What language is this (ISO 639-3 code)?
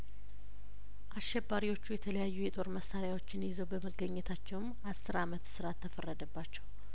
amh